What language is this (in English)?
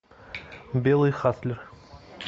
Russian